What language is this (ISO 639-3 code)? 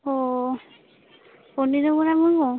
sat